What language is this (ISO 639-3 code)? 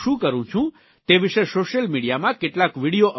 guj